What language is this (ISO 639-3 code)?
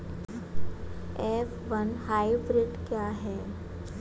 hin